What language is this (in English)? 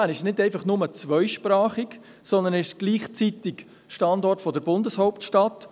Swiss German